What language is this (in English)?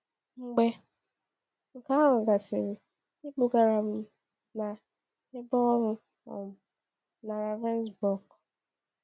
Igbo